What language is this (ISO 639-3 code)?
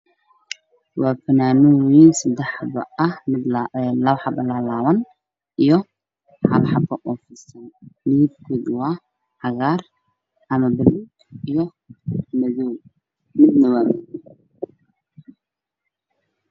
som